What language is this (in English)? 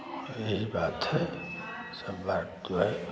Hindi